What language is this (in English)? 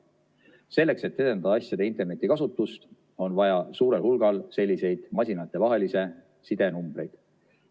Estonian